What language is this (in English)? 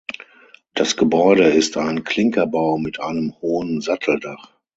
German